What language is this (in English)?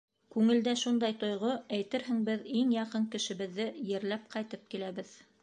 Bashkir